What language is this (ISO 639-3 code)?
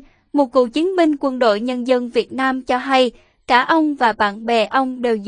vie